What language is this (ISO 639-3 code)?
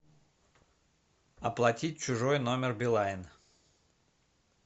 rus